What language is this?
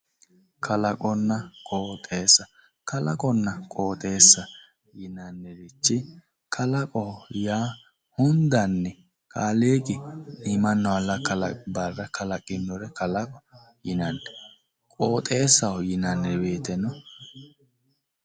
Sidamo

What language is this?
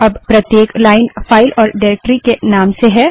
Hindi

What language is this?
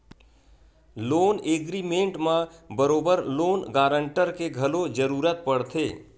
Chhattisgarhi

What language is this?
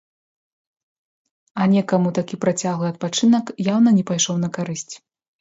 Belarusian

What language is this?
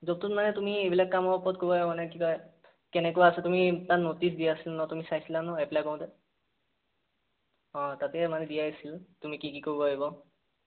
Assamese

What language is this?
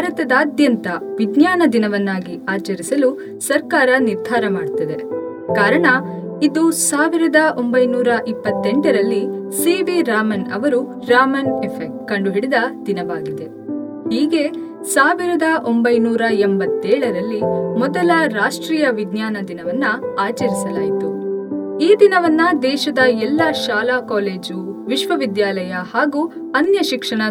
Kannada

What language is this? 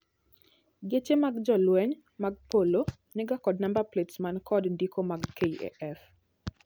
Luo (Kenya and Tanzania)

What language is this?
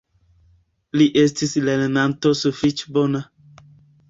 Esperanto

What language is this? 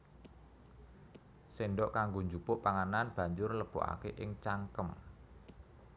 Javanese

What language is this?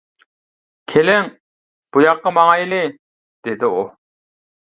Uyghur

